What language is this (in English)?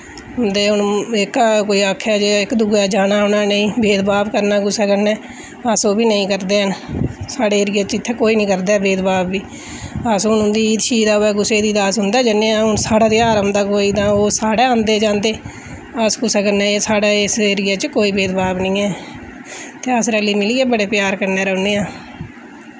Dogri